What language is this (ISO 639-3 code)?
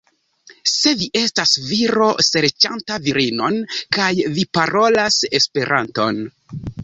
epo